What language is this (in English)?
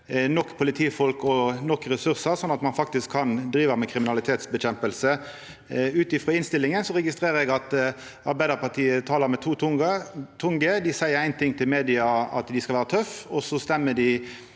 Norwegian